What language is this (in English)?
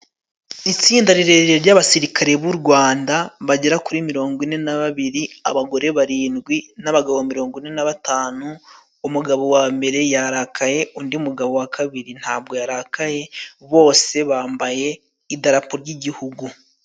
Kinyarwanda